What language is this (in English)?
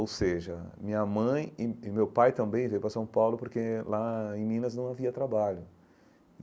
Portuguese